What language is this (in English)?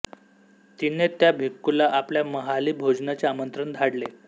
Marathi